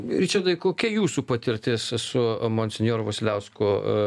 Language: Lithuanian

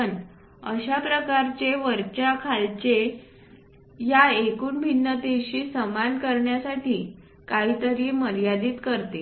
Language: Marathi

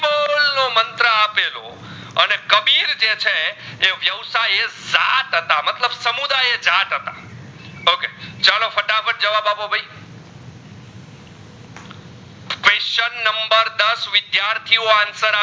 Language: Gujarati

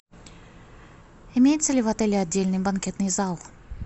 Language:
Russian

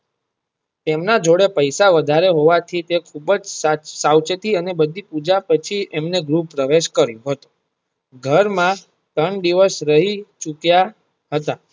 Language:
Gujarati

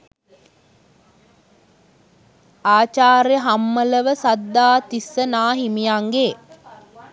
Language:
Sinhala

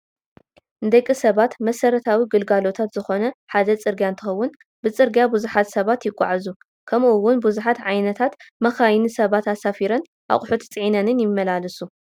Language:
Tigrinya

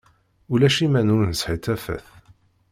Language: Kabyle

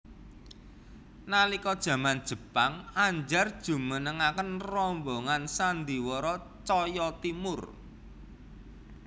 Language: Javanese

